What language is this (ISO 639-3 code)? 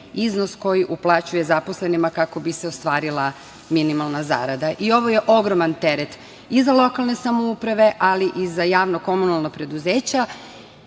srp